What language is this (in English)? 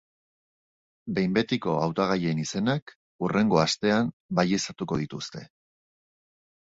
Basque